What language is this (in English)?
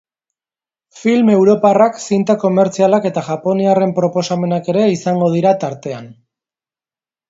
Basque